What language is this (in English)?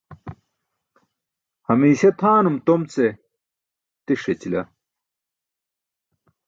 Burushaski